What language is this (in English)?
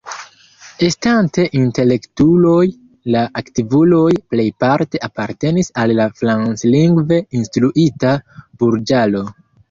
Esperanto